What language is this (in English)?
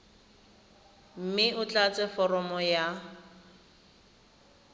Tswana